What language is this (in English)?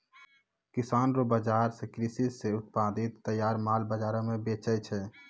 Maithili